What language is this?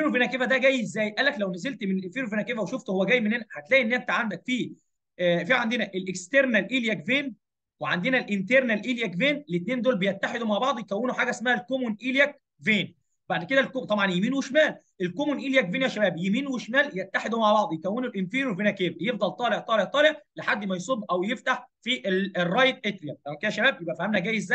Arabic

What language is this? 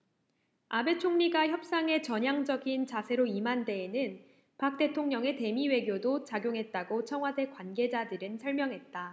Korean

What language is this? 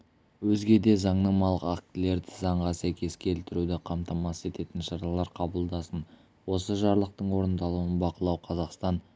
Kazakh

